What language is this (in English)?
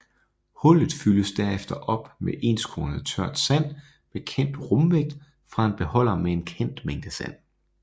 Danish